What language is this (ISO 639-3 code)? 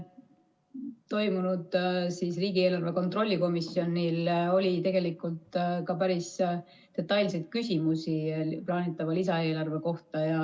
est